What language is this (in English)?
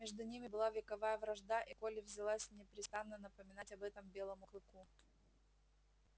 Russian